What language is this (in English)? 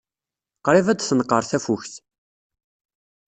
Kabyle